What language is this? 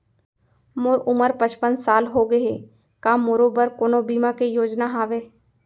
Chhattisgarhi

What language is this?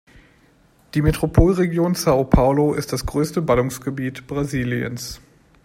German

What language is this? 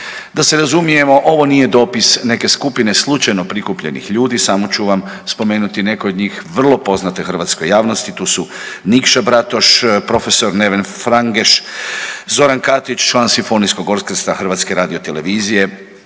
Croatian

